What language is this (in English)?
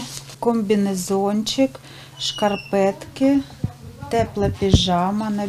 Ukrainian